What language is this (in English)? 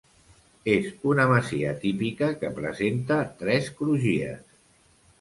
Catalan